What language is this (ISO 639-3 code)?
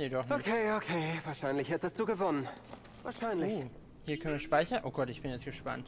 deu